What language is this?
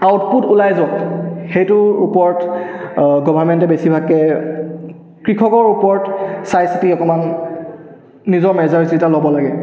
Assamese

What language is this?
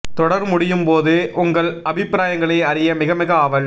Tamil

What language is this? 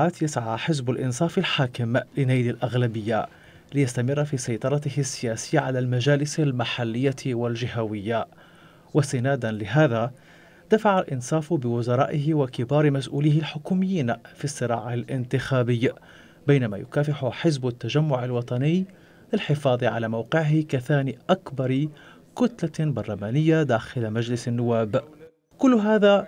Arabic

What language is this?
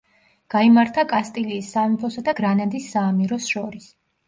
Georgian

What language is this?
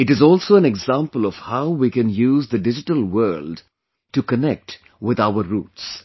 English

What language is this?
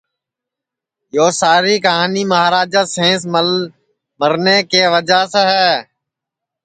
Sansi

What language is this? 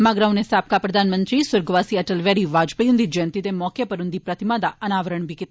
Dogri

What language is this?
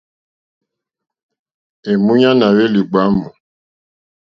Mokpwe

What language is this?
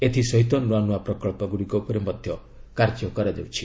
Odia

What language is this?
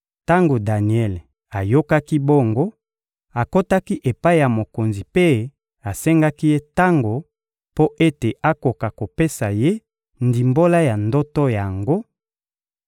Lingala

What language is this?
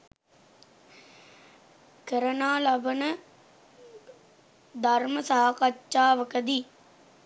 Sinhala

